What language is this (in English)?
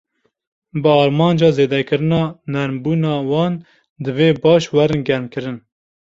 Kurdish